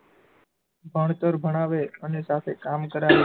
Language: Gujarati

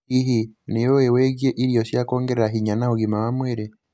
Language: Kikuyu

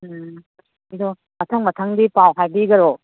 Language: Manipuri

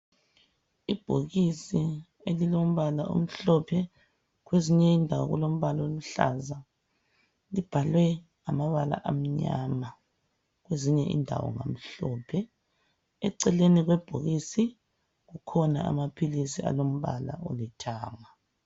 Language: North Ndebele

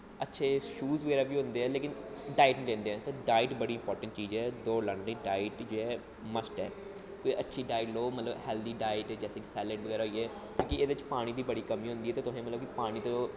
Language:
Dogri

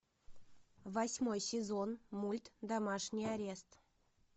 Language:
Russian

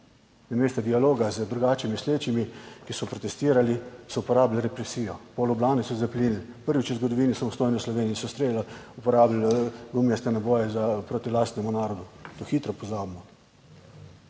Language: Slovenian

